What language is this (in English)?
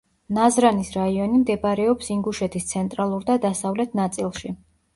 Georgian